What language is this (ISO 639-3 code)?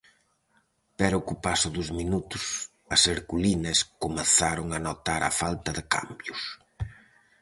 glg